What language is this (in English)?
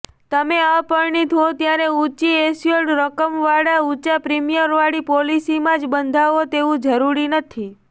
Gujarati